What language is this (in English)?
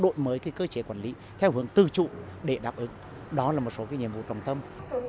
Vietnamese